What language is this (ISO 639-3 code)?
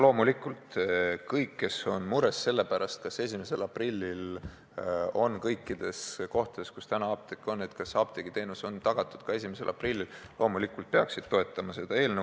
est